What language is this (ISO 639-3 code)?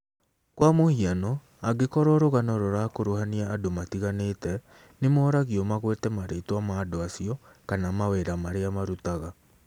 kik